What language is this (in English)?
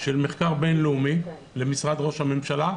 Hebrew